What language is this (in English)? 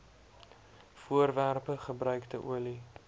Afrikaans